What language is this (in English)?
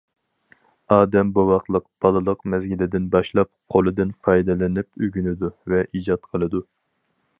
Uyghur